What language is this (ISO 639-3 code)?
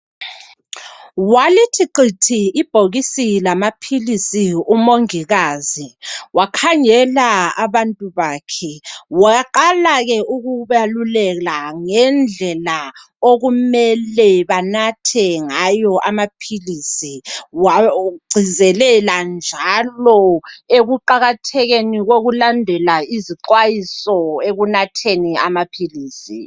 nde